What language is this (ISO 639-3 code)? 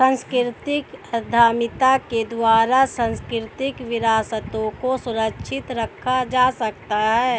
hin